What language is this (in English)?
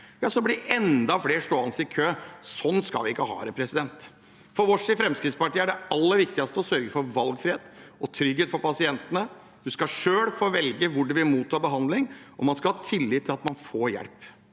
Norwegian